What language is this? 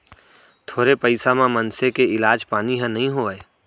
Chhattisgarhi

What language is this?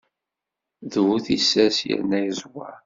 Kabyle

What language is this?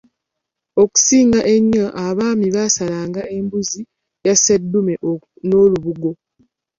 Ganda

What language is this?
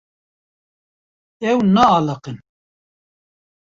Kurdish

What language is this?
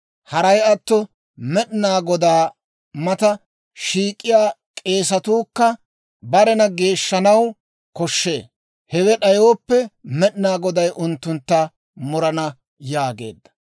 Dawro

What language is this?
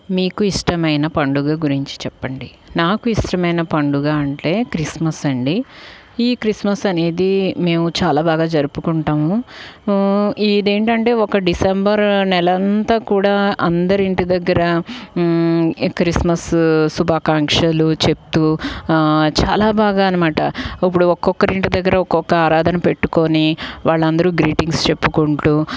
Telugu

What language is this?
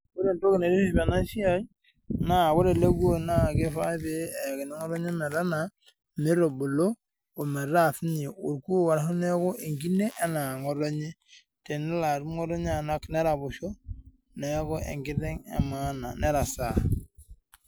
Masai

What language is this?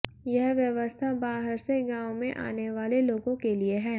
Hindi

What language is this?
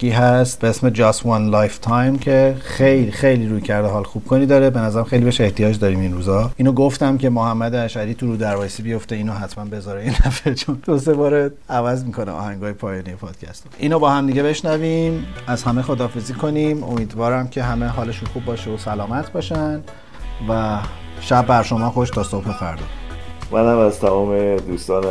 Persian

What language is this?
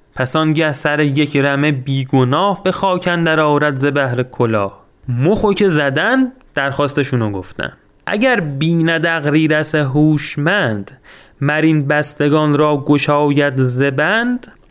Persian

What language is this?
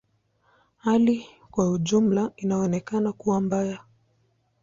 Swahili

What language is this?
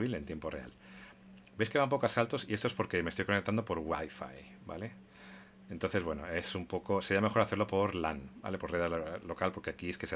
Spanish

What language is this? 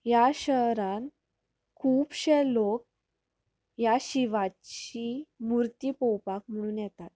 Konkani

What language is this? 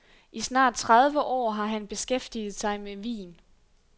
Danish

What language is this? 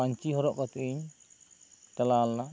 Santali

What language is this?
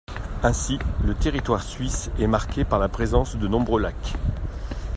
French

